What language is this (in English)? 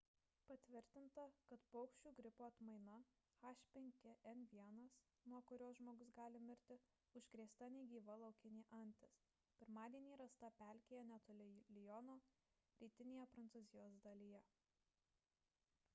Lithuanian